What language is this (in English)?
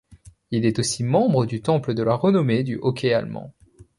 French